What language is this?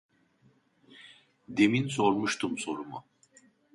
Turkish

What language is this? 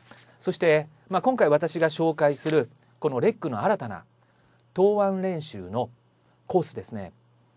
Japanese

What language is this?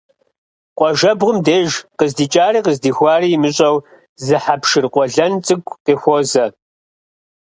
Kabardian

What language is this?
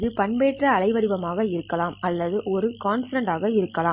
Tamil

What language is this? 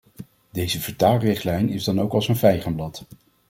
Dutch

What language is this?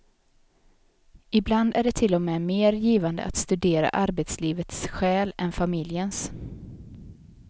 Swedish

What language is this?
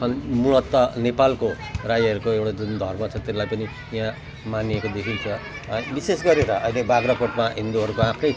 Nepali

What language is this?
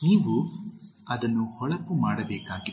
Kannada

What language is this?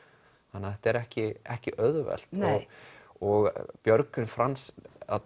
Icelandic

